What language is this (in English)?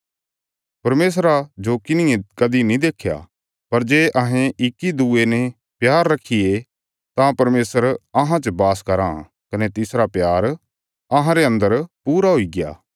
Bilaspuri